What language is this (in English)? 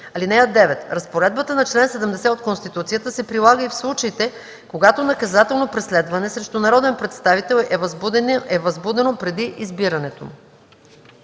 Bulgarian